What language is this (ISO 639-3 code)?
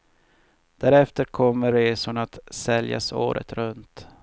swe